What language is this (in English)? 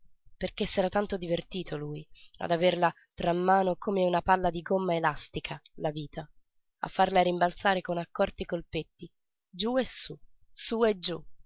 Italian